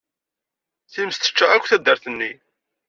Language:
Kabyle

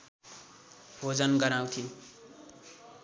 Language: Nepali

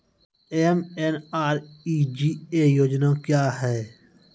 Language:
Maithili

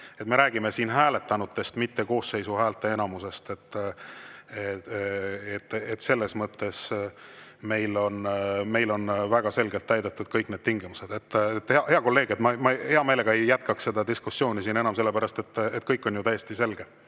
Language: Estonian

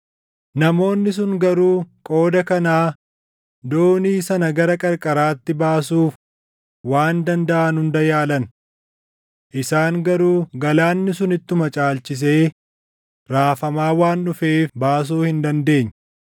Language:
Oromo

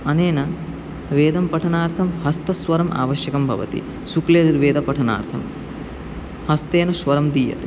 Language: Sanskrit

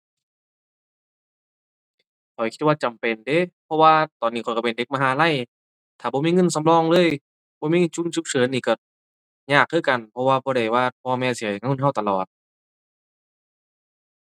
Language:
Thai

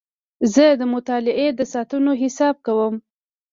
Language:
Pashto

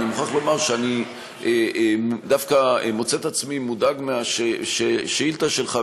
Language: Hebrew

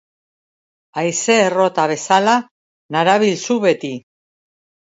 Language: Basque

